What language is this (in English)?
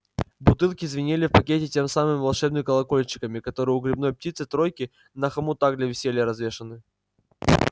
Russian